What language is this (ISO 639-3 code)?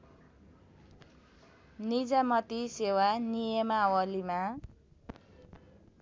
nep